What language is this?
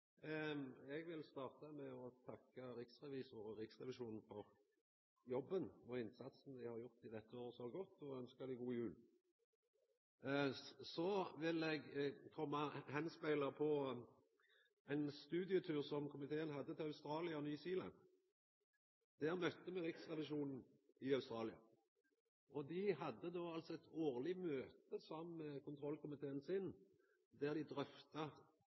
Norwegian Nynorsk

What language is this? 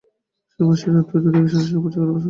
Bangla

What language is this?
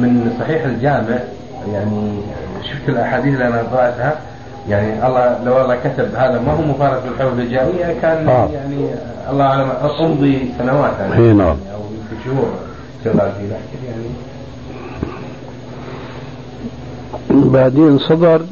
Arabic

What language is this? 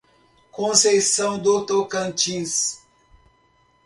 Portuguese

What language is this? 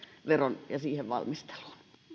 Finnish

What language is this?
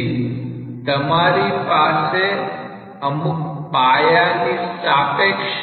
Gujarati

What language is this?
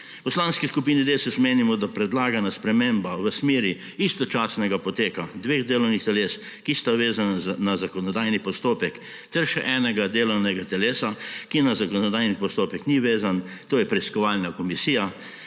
Slovenian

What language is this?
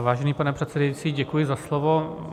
Czech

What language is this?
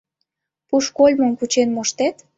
Mari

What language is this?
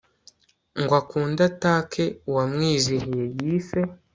Kinyarwanda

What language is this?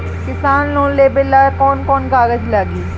Bhojpuri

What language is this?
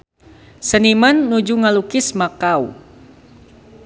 Sundanese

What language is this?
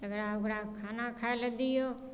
Maithili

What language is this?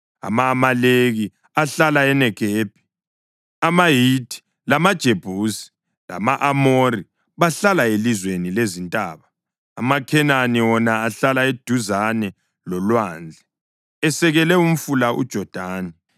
North Ndebele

